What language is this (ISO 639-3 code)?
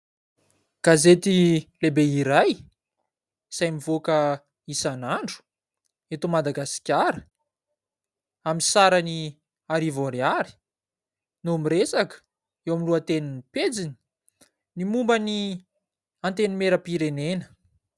mlg